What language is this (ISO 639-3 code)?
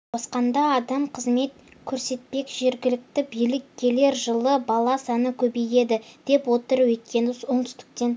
kaz